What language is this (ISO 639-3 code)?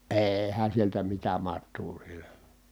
fin